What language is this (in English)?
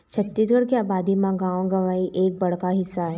Chhattisgarhi